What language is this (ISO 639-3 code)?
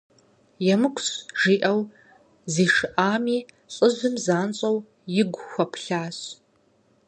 kbd